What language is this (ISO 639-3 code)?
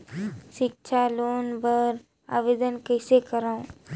hne